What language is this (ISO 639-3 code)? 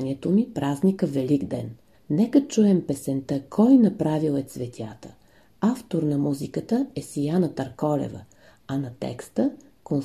bul